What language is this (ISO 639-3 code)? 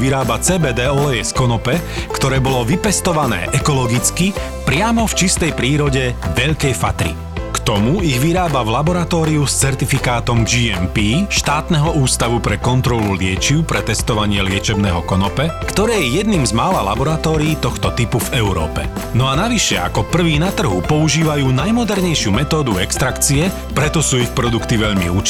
slk